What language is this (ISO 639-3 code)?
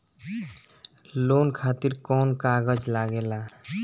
bho